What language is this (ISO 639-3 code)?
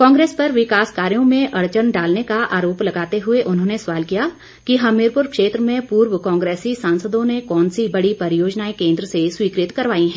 hin